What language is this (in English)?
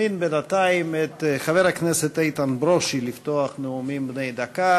Hebrew